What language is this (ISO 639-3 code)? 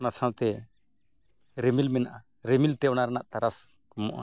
sat